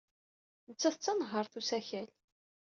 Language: Kabyle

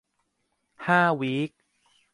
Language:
Thai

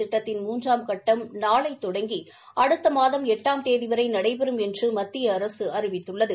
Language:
Tamil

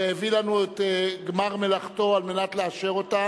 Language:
Hebrew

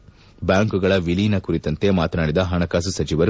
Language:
Kannada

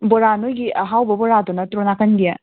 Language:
Manipuri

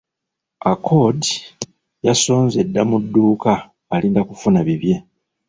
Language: Ganda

